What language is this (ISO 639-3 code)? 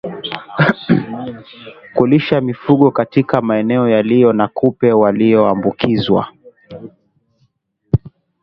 swa